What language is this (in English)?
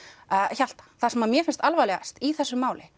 Icelandic